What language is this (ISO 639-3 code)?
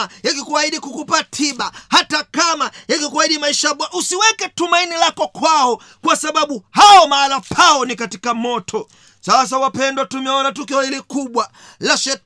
swa